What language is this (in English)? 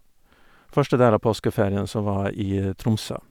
Norwegian